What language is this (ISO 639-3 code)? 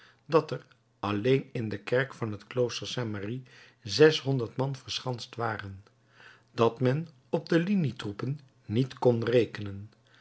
nld